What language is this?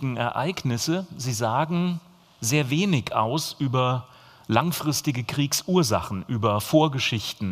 German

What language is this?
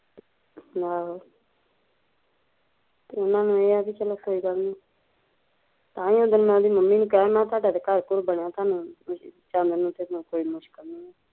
Punjabi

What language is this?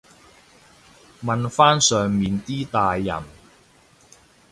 Cantonese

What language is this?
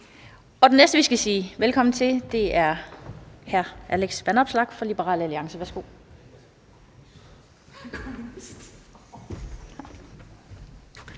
Danish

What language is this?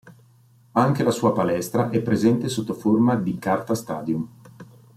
Italian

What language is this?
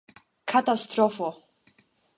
Esperanto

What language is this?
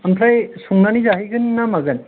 Bodo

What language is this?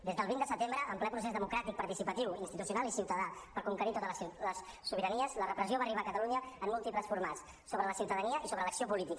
Catalan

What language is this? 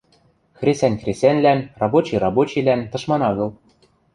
Western Mari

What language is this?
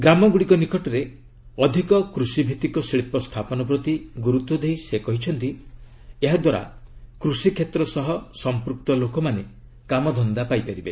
Odia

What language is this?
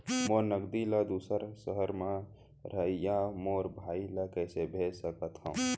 Chhattisgarhi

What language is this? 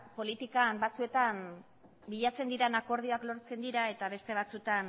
Basque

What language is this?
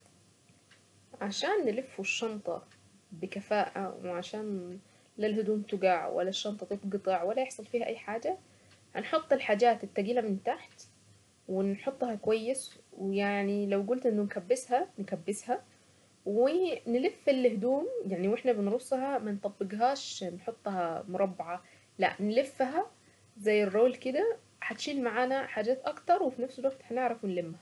Saidi Arabic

